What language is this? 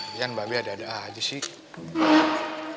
Indonesian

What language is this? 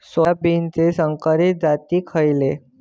Marathi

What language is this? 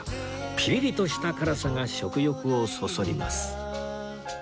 Japanese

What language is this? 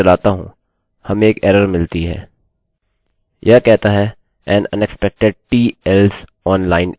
Hindi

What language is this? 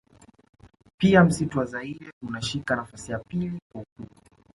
Swahili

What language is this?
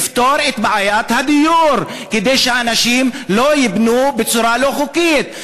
Hebrew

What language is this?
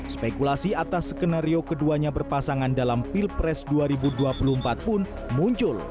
Indonesian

